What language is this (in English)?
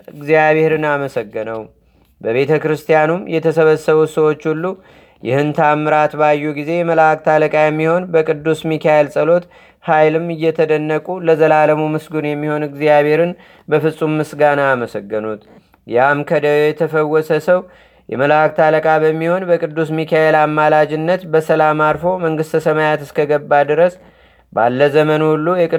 Amharic